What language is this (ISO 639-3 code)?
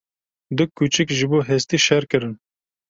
kur